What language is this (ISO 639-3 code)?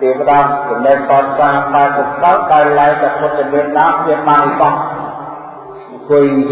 vie